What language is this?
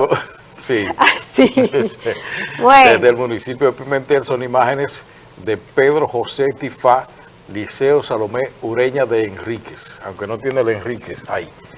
Spanish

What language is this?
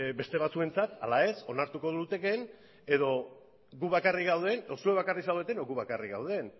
Basque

